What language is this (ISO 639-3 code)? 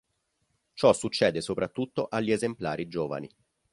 ita